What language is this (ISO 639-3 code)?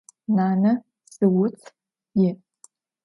ady